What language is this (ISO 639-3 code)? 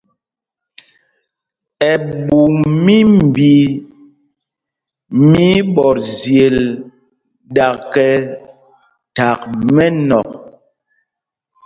mgg